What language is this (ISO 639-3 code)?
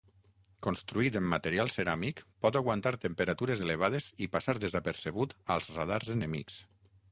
cat